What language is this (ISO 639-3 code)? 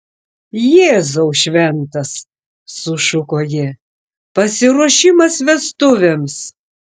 lit